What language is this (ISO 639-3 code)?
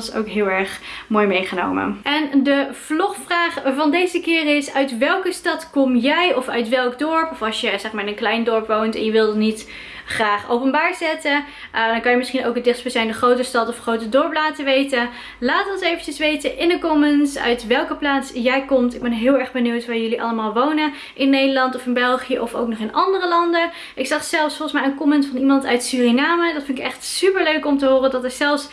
nld